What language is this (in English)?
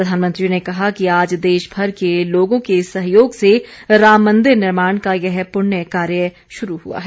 Hindi